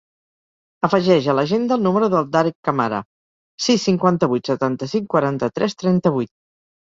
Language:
Catalan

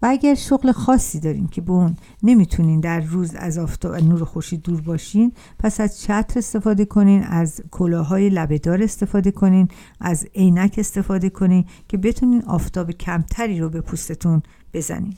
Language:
Persian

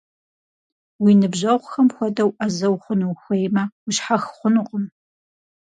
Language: Kabardian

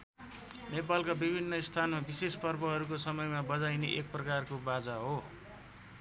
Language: Nepali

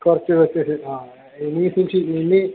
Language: Malayalam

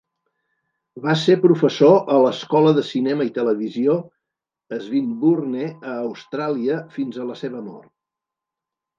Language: Catalan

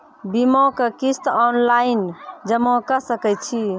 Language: Maithili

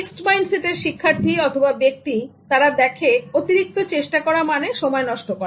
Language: Bangla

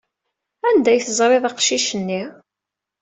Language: Kabyle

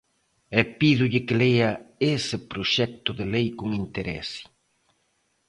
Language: Galician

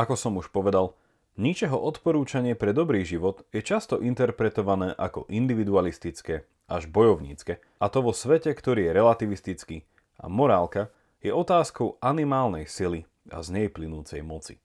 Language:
Slovak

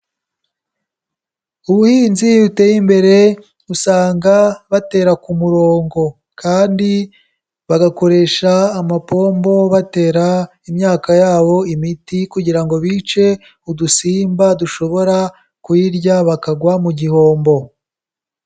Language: Kinyarwanda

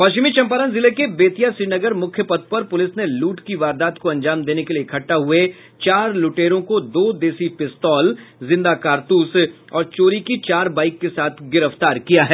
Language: Hindi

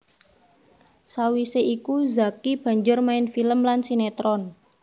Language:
Javanese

